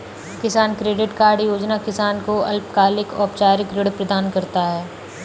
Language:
Hindi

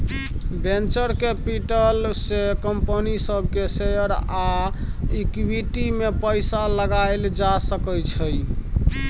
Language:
Maithili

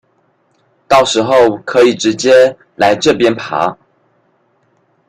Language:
Chinese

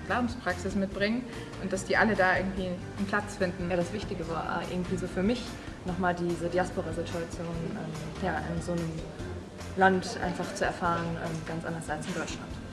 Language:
German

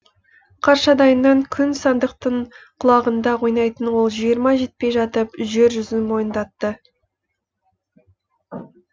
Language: Kazakh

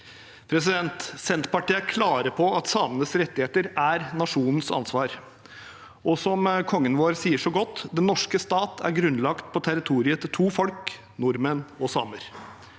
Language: Norwegian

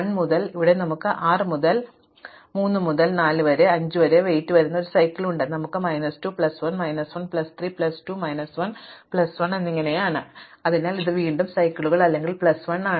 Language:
Malayalam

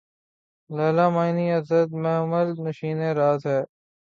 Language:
Urdu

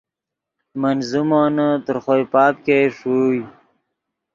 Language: Yidgha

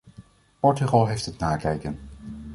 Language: Dutch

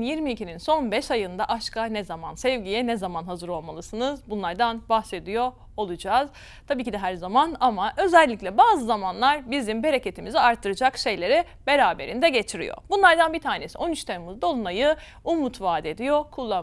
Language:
Turkish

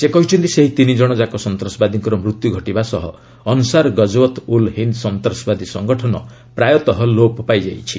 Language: Odia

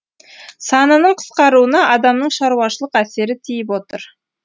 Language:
Kazakh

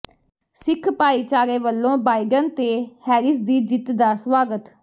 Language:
Punjabi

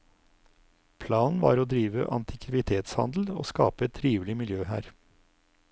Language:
Norwegian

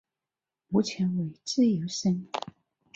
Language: Chinese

